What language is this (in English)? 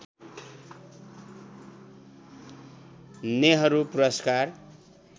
Nepali